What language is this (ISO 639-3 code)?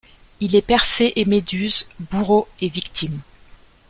fra